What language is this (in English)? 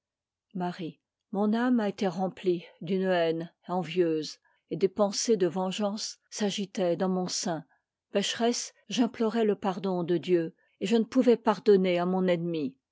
French